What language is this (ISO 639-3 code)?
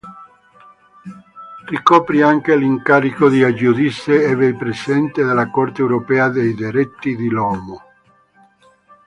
ita